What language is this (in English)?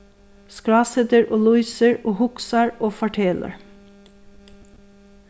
Faroese